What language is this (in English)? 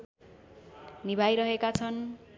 Nepali